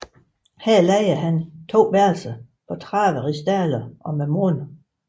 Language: Danish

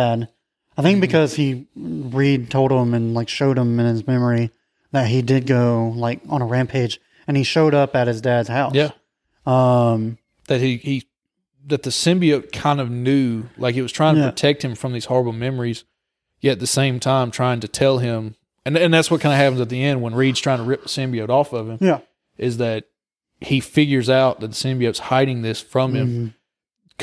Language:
English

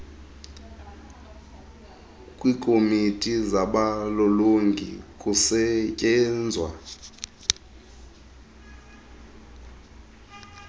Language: Xhosa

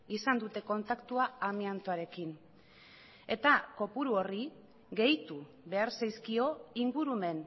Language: Basque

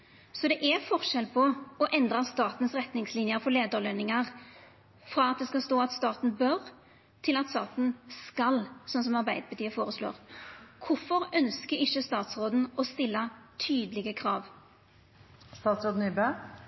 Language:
Norwegian Nynorsk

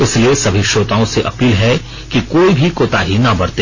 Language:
Hindi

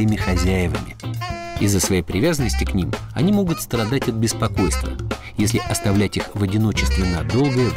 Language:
Russian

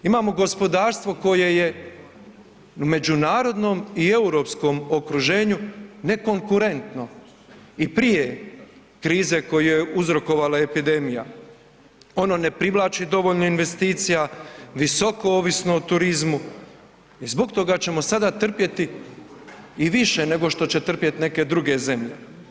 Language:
Croatian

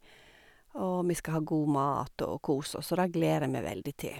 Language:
Norwegian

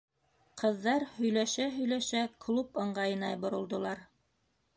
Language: Bashkir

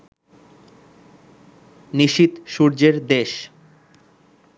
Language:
Bangla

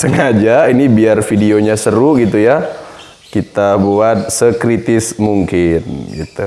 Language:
Indonesian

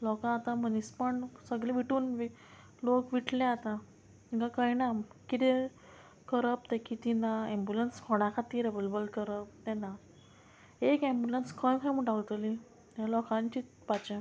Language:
Konkani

